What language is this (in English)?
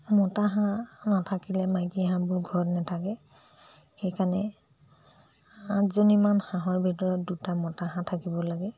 Assamese